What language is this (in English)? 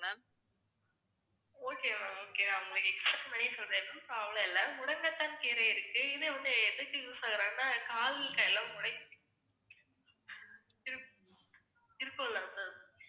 Tamil